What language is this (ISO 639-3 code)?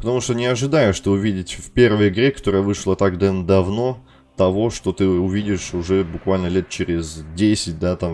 rus